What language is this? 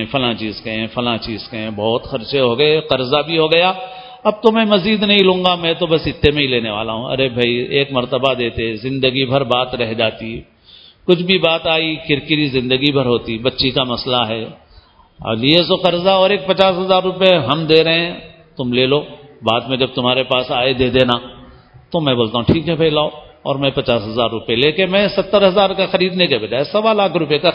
Urdu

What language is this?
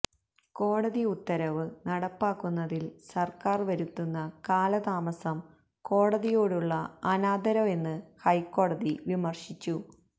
Malayalam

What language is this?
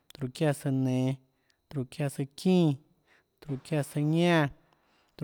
Tlacoatzintepec Chinantec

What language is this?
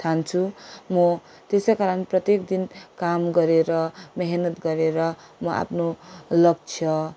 Nepali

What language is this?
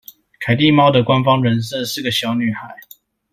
Chinese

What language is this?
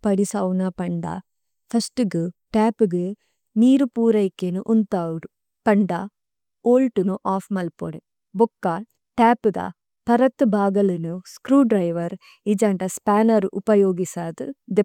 Tulu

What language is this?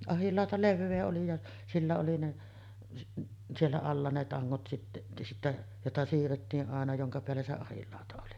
Finnish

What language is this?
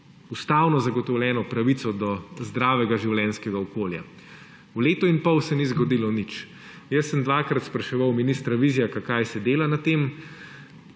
Slovenian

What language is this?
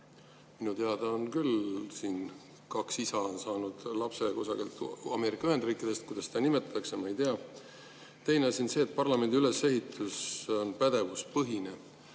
Estonian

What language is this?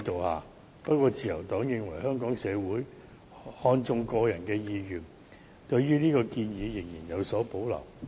Cantonese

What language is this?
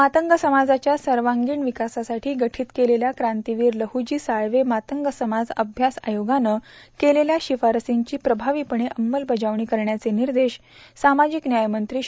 Marathi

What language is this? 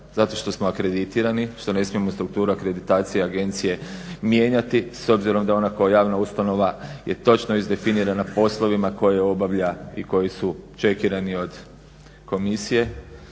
Croatian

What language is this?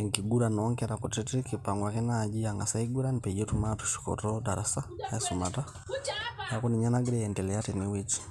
Masai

